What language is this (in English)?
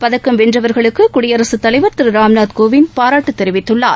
Tamil